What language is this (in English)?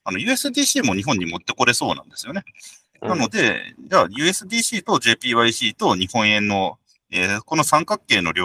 Japanese